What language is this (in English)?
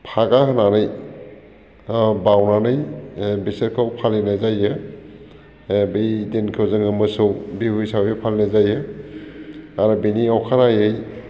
Bodo